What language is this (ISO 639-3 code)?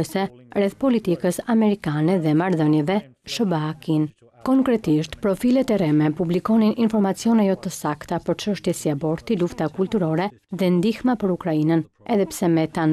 ron